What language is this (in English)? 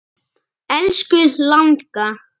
Icelandic